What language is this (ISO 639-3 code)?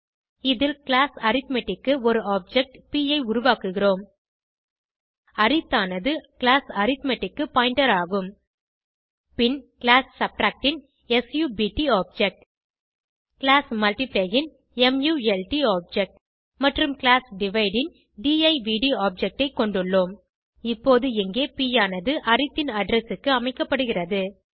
tam